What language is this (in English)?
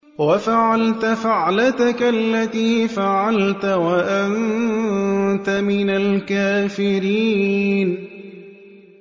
Arabic